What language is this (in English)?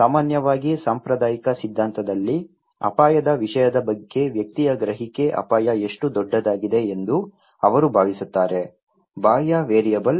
Kannada